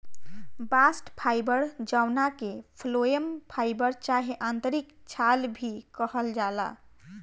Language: Bhojpuri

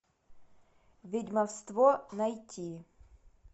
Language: Russian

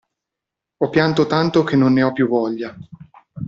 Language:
Italian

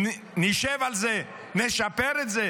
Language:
Hebrew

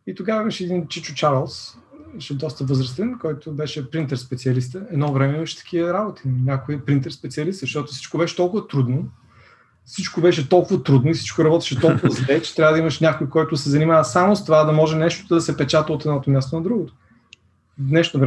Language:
Bulgarian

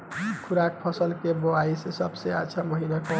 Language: Bhojpuri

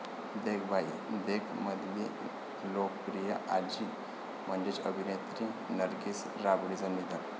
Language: Marathi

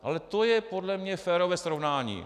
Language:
Czech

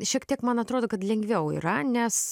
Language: Lithuanian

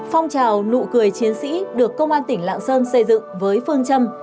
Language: Vietnamese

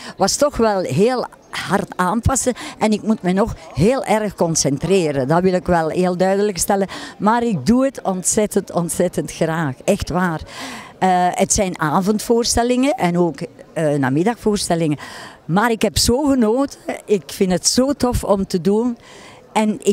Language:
Dutch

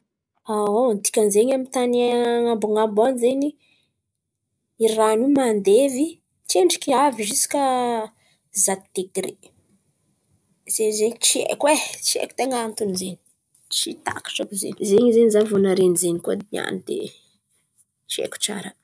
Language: Antankarana Malagasy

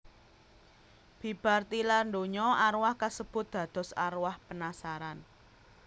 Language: Javanese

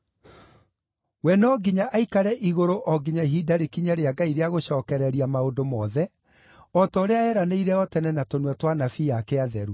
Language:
Kikuyu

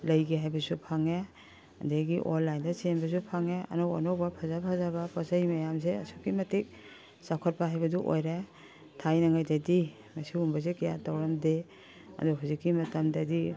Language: Manipuri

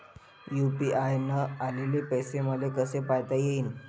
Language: Marathi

